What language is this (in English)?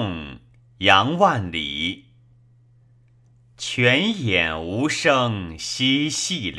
Chinese